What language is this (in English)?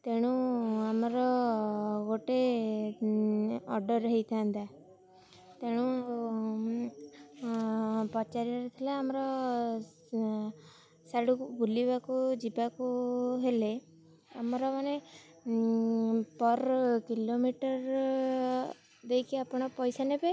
Odia